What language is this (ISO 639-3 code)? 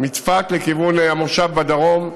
heb